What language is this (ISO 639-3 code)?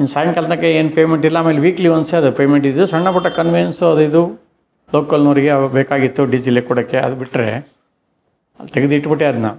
ita